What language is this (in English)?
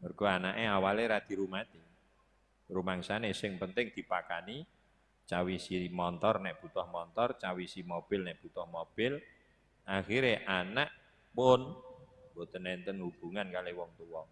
Indonesian